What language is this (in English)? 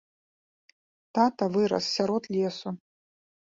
Belarusian